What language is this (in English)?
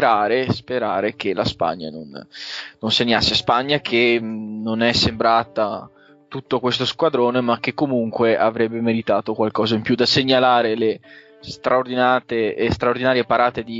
Italian